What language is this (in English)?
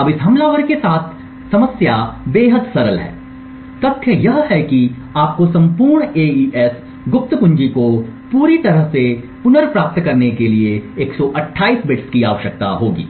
Hindi